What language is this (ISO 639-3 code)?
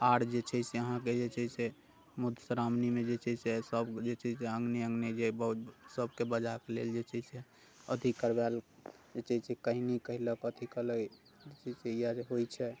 mai